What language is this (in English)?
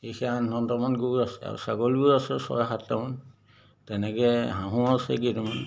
Assamese